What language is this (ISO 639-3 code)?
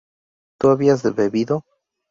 spa